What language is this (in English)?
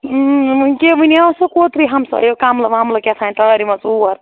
Kashmiri